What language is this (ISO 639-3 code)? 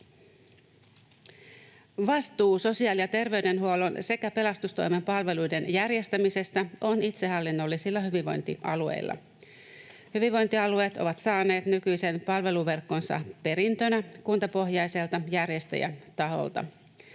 fin